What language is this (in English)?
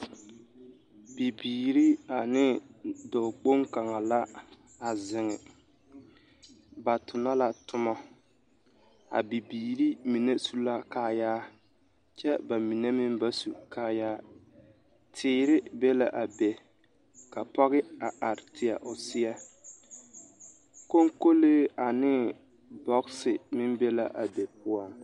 Southern Dagaare